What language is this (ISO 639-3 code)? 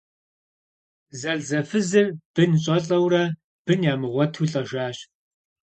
kbd